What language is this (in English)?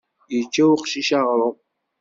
Kabyle